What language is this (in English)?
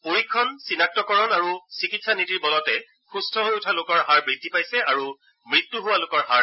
Assamese